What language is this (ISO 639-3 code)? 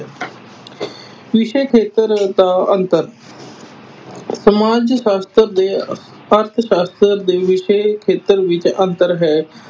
pan